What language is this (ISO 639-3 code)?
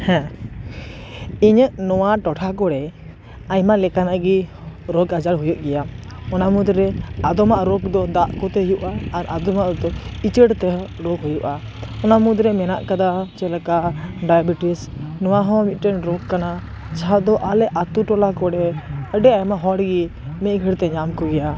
sat